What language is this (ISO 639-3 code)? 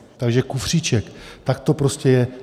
ces